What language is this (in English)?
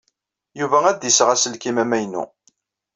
Kabyle